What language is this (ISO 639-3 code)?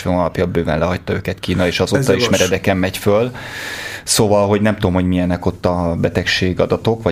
hun